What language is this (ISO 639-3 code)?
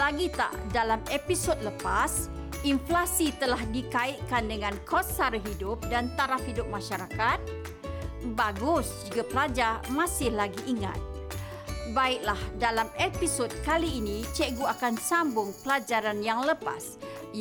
msa